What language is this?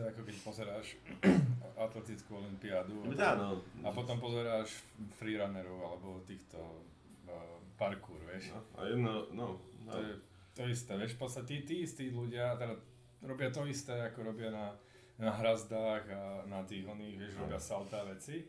Slovak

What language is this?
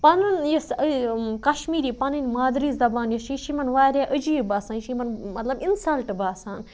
Kashmiri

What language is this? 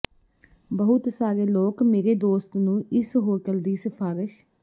Punjabi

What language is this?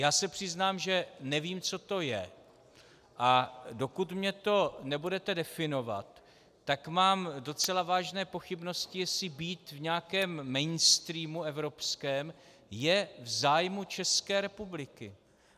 Czech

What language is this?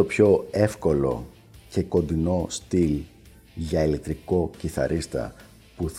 Greek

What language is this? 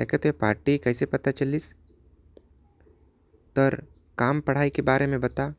Korwa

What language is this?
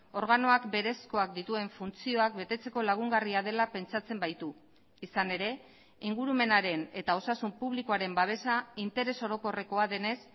Basque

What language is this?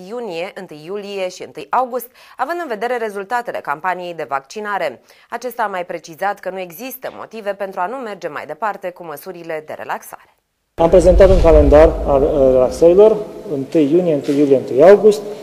Romanian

